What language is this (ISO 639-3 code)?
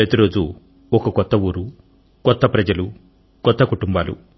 tel